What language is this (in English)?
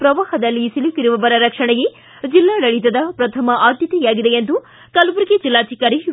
Kannada